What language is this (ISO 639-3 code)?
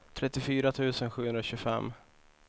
swe